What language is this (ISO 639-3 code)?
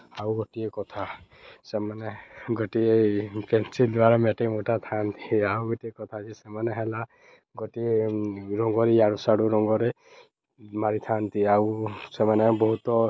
ori